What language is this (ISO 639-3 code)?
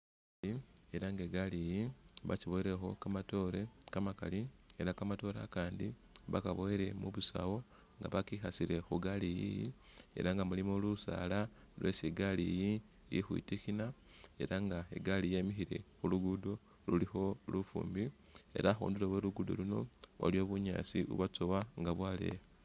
myx